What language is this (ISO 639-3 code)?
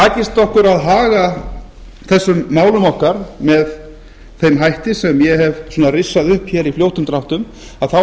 isl